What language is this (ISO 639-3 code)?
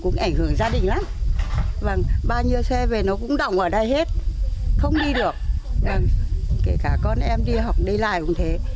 vie